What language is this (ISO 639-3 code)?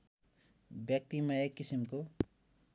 nep